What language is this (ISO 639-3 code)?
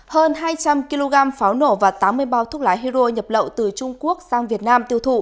vie